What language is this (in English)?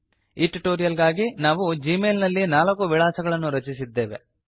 Kannada